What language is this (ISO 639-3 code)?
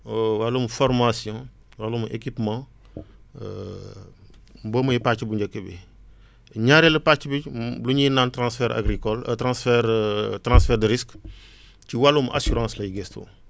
wol